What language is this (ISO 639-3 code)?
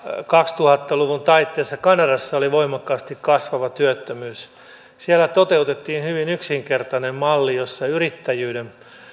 fin